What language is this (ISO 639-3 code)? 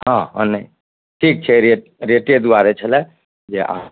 mai